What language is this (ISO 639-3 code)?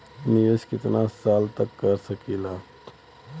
bho